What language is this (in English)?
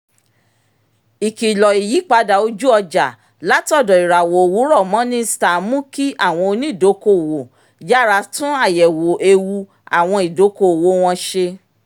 Yoruba